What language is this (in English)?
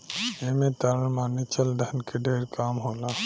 Bhojpuri